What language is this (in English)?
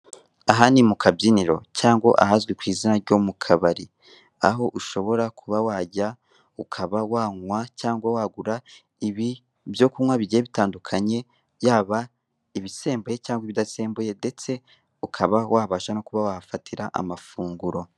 Kinyarwanda